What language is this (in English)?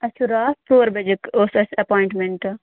Kashmiri